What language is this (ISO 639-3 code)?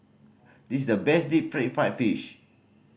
eng